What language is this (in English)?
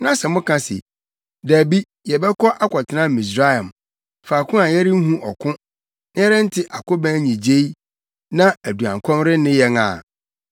Akan